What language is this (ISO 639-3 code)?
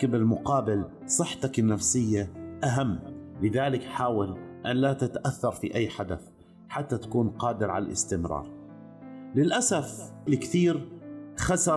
ara